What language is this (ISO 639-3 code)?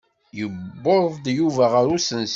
kab